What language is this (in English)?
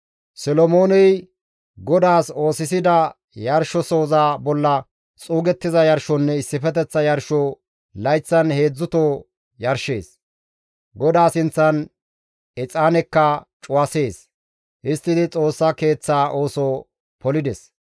Gamo